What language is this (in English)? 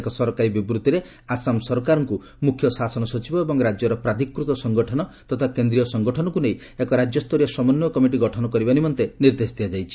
Odia